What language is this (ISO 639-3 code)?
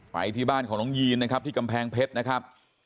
tha